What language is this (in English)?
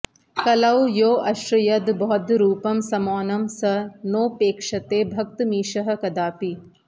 Sanskrit